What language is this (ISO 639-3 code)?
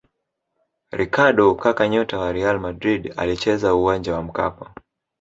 swa